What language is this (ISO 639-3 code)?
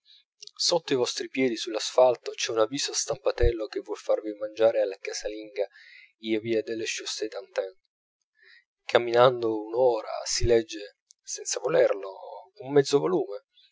ita